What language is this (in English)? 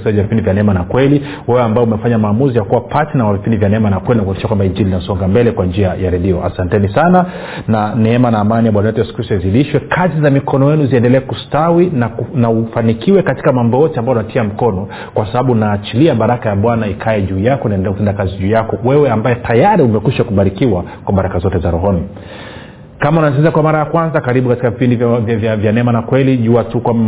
Swahili